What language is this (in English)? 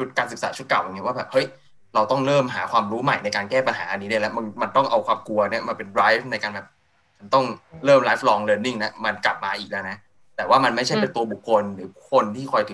Thai